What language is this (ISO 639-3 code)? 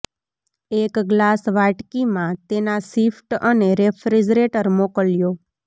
guj